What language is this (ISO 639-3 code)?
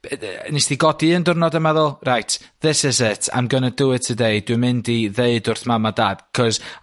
cym